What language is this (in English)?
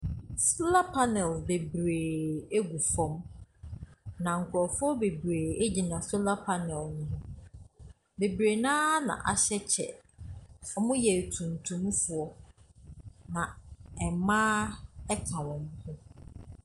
Akan